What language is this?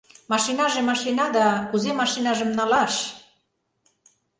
Mari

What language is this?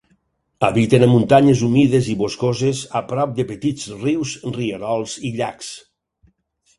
Catalan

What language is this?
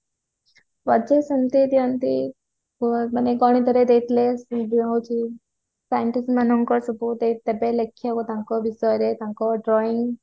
Odia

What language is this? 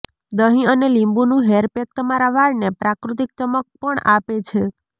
Gujarati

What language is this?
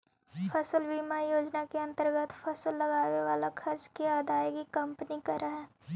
Magahi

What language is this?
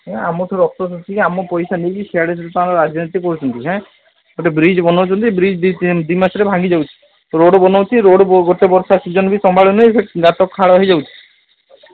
Odia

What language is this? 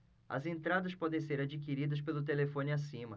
Portuguese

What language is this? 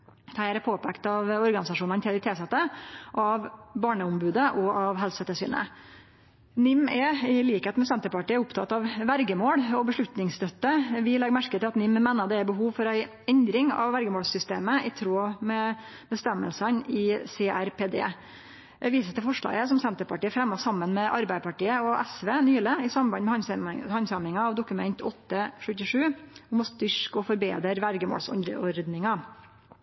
Norwegian Nynorsk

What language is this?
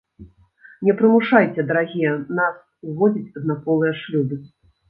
Belarusian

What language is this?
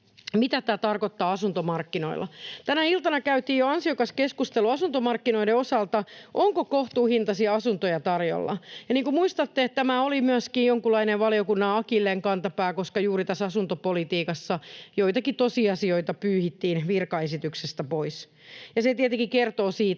Finnish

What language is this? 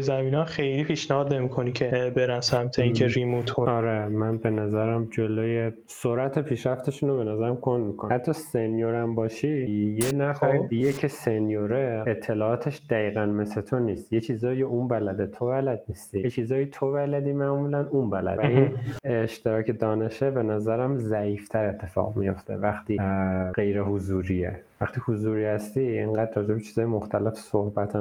Persian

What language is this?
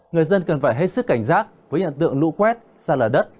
Vietnamese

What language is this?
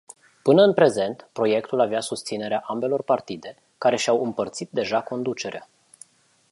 Romanian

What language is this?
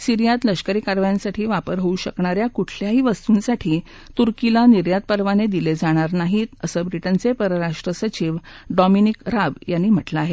Marathi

